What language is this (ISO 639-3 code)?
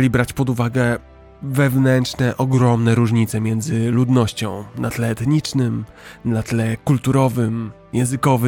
pol